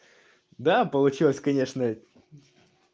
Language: Russian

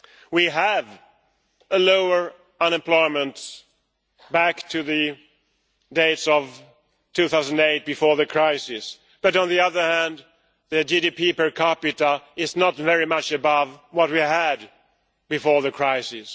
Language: English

